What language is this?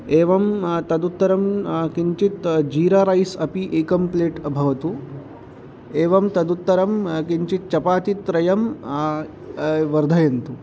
Sanskrit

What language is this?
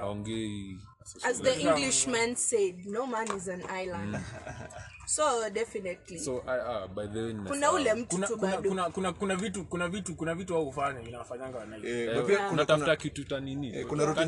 English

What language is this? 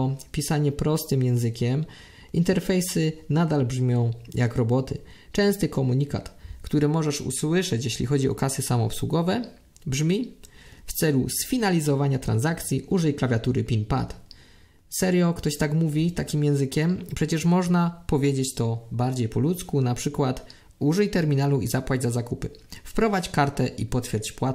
Polish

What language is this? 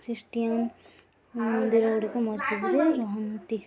Odia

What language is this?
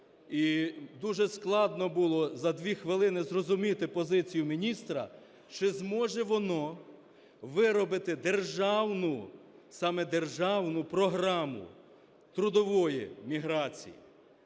Ukrainian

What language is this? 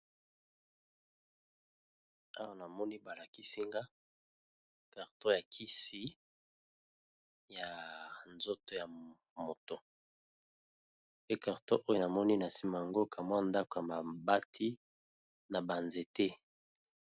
Lingala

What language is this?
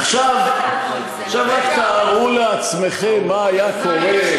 Hebrew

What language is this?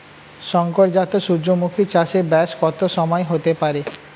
Bangla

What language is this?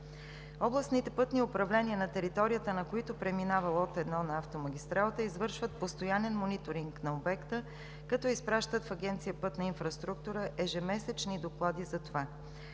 Bulgarian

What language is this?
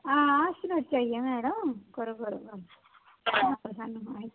Dogri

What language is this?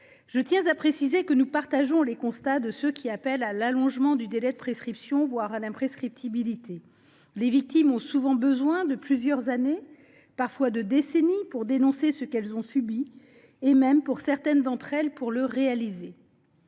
French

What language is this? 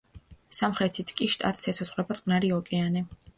Georgian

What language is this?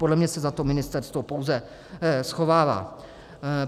Czech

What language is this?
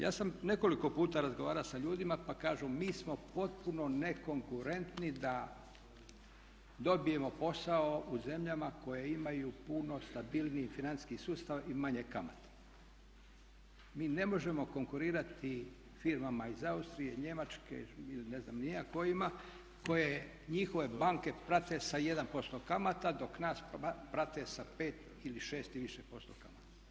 Croatian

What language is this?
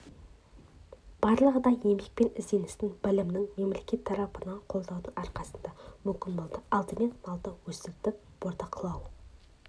Kazakh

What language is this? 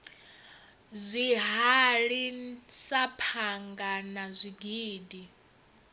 Venda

